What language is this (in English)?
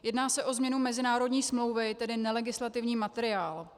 Czech